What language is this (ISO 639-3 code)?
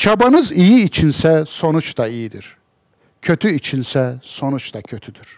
tur